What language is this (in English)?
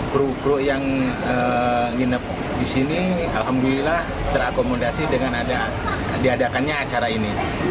Indonesian